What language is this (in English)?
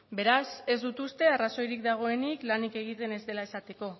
Basque